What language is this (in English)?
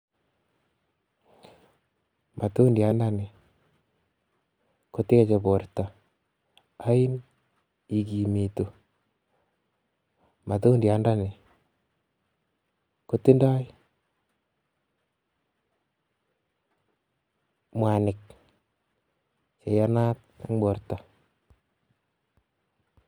Kalenjin